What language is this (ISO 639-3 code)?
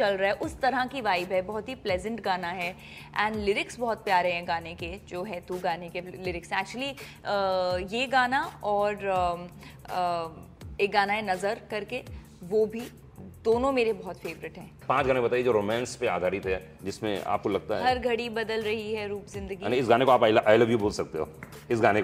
hin